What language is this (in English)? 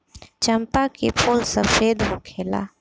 Bhojpuri